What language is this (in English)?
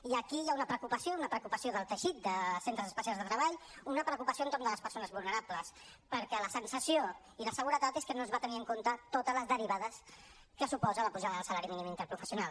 Catalan